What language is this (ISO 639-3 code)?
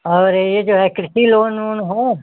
hin